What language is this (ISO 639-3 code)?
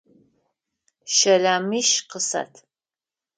ady